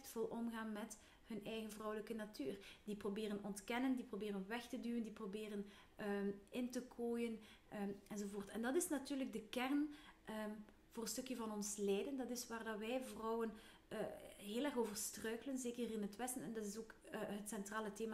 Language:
Dutch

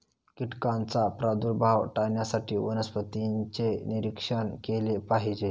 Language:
Marathi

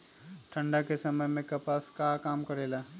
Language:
Magahi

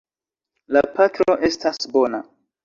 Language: Esperanto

